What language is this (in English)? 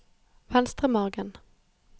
Norwegian